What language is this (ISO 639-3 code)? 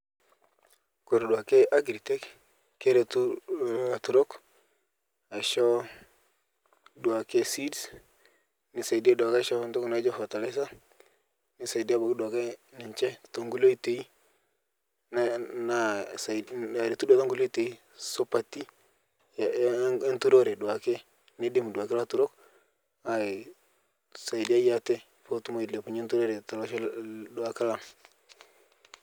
mas